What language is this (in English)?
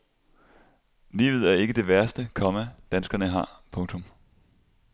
Danish